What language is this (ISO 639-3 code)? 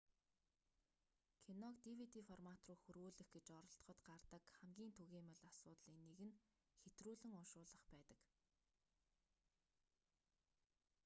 mon